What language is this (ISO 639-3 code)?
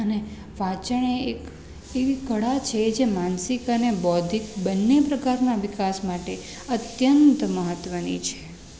guj